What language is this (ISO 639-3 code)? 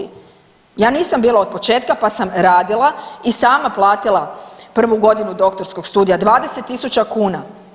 hrv